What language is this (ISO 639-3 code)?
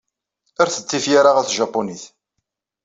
kab